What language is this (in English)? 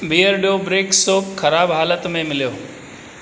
Sindhi